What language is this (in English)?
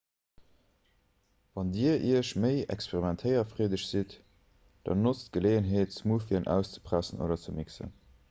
Luxembourgish